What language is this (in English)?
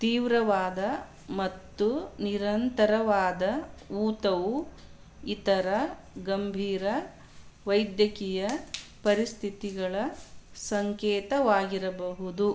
Kannada